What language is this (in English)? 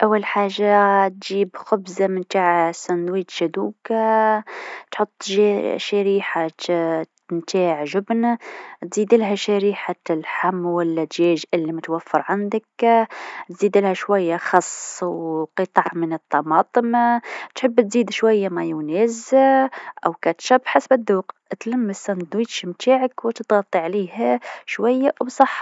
Tunisian Arabic